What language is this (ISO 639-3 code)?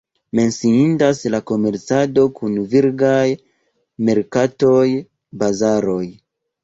epo